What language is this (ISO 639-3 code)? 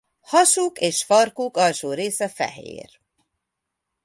hun